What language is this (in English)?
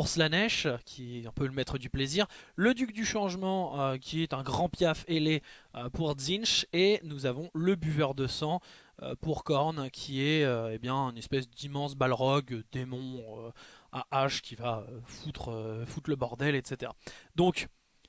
French